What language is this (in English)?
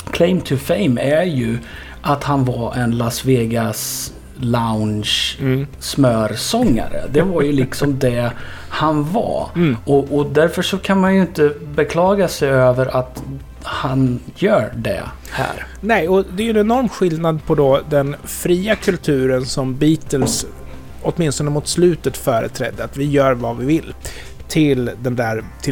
Swedish